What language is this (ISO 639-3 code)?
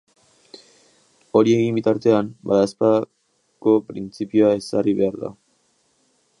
eus